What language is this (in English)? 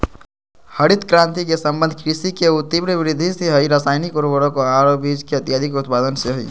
Magahi